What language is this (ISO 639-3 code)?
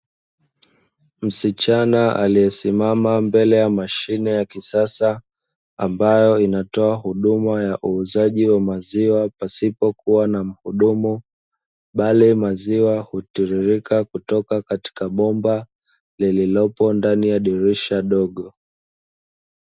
swa